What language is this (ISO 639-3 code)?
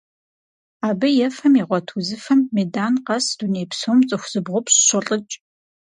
kbd